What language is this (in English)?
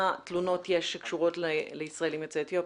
Hebrew